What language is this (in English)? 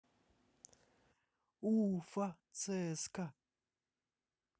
Russian